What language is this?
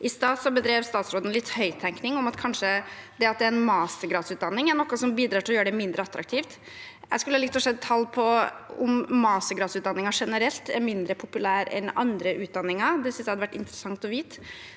Norwegian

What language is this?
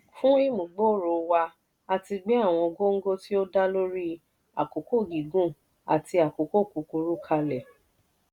Yoruba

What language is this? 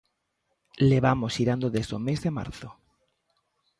Galician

